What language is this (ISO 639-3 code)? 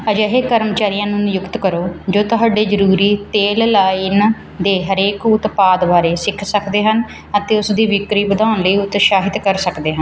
pan